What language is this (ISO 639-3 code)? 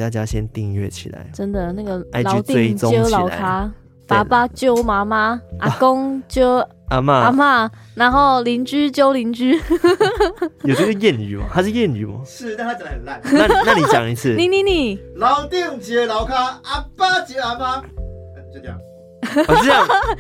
zho